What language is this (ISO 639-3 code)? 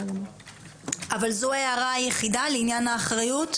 heb